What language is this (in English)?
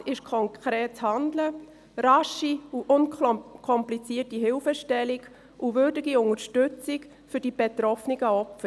Swiss German